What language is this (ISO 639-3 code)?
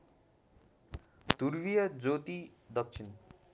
nep